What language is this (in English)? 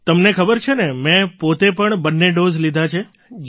Gujarati